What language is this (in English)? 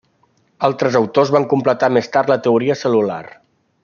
Catalan